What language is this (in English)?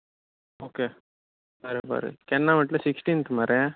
Konkani